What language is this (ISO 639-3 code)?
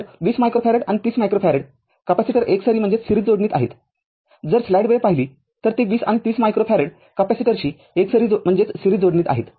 mar